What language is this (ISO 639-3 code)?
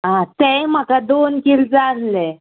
kok